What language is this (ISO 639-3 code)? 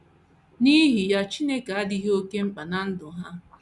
ibo